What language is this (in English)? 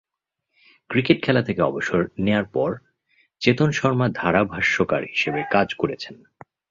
Bangla